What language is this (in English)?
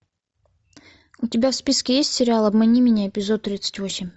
Russian